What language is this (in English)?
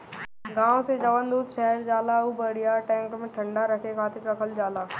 Bhojpuri